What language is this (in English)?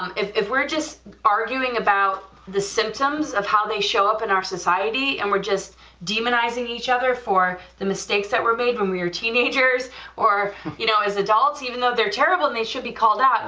English